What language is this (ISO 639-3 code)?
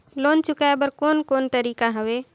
hne